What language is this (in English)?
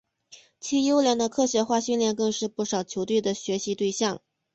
Chinese